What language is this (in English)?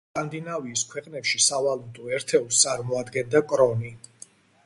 Georgian